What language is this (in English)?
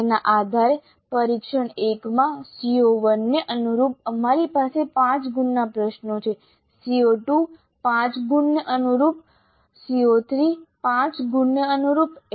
Gujarati